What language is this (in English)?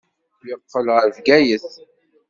Kabyle